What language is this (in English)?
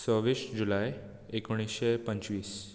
Konkani